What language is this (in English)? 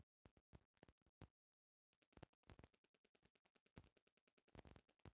Bhojpuri